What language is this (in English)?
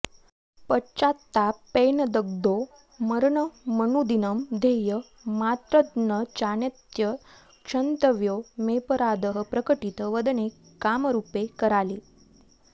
Sanskrit